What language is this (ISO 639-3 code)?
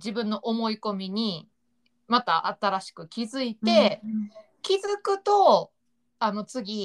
jpn